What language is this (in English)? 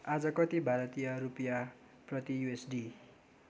Nepali